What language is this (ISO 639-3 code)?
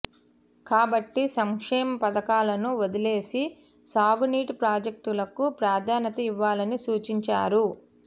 tel